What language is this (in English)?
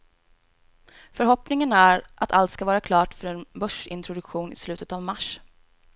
Swedish